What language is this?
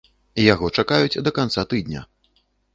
Belarusian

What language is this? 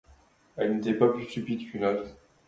French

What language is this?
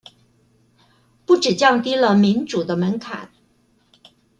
Chinese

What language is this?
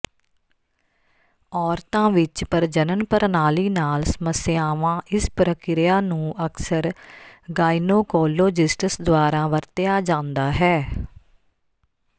Punjabi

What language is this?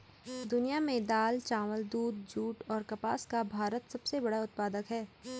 Hindi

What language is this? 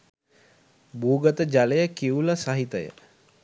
Sinhala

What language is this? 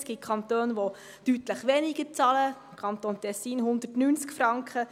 Swiss German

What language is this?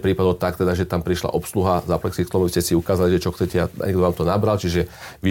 Slovak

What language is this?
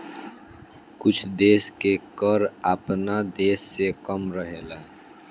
Bhojpuri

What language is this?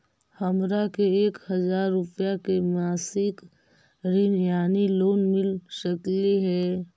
Magahi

